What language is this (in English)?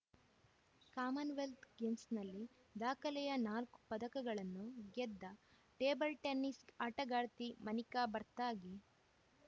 Kannada